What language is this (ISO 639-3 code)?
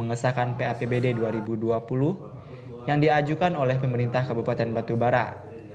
ind